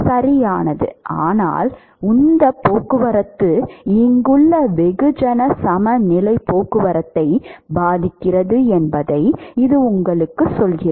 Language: Tamil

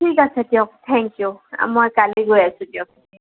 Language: Assamese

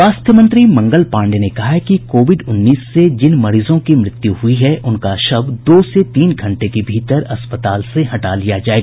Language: Hindi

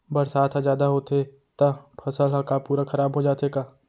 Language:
Chhattisgarhi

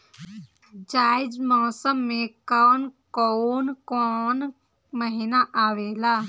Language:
Bhojpuri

